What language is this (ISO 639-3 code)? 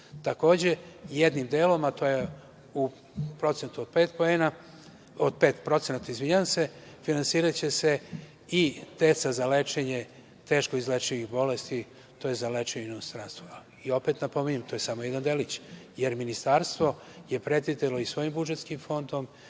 srp